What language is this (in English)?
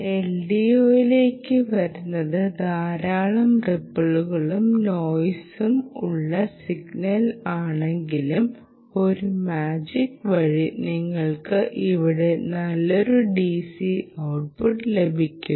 Malayalam